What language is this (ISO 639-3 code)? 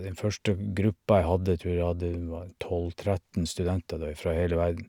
nor